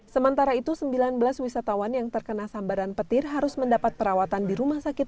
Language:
Indonesian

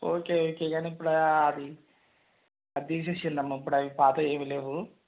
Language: Telugu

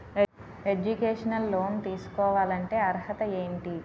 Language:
Telugu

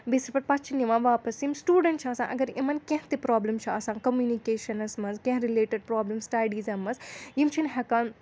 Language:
Kashmiri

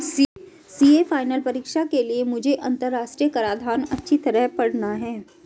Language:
Hindi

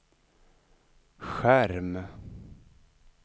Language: Swedish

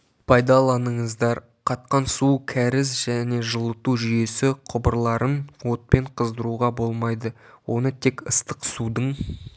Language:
Kazakh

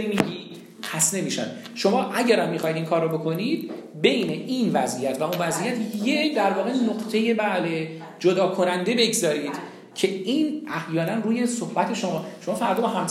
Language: Persian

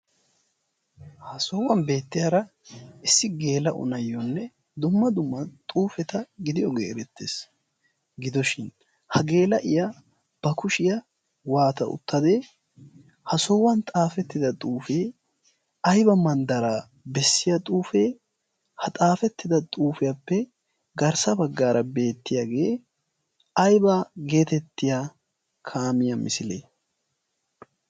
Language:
Wolaytta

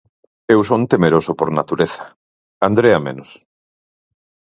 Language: Galician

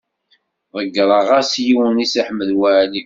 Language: Kabyle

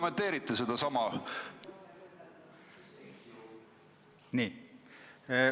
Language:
Estonian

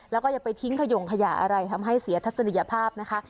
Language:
Thai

